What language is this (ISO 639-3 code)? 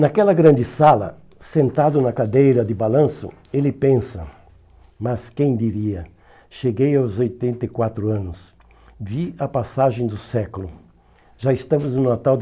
por